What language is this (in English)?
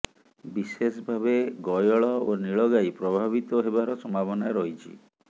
Odia